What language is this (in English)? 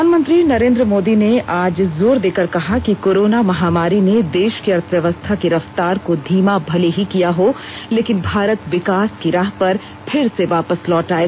Hindi